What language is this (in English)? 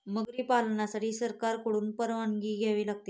Marathi